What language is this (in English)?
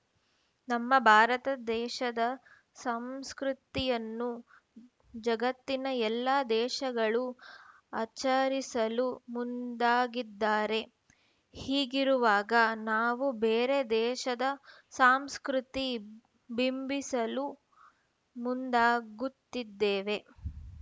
Kannada